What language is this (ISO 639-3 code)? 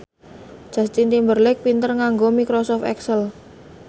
jav